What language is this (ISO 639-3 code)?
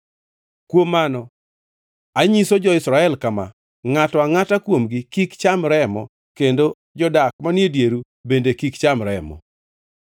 luo